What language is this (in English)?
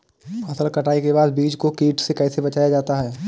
Hindi